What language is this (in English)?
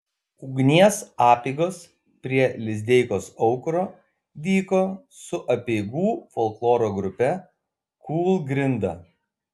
Lithuanian